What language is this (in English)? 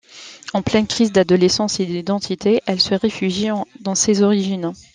French